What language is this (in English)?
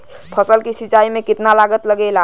Bhojpuri